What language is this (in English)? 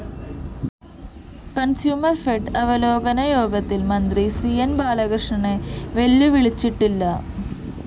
Malayalam